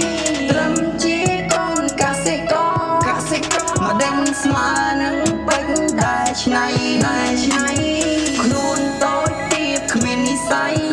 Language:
Thai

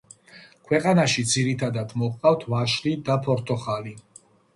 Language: Georgian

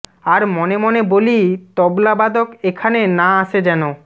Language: Bangla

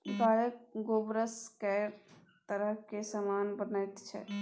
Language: Maithili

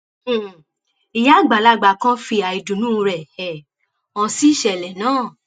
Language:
Yoruba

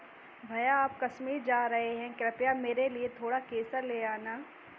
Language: Hindi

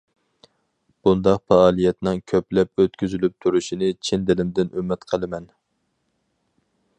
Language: Uyghur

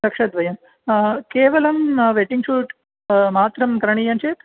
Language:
Sanskrit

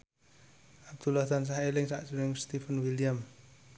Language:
Javanese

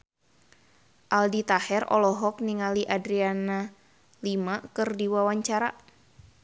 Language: Sundanese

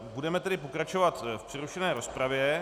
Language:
Czech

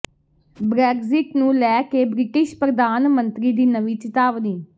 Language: Punjabi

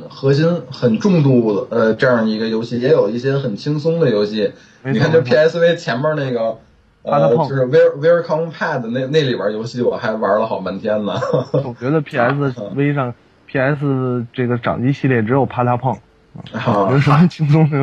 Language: Chinese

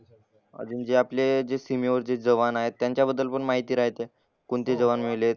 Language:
Marathi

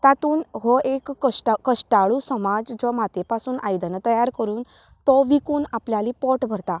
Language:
Konkani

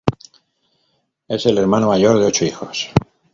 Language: Spanish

